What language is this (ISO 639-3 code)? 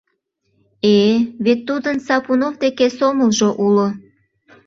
chm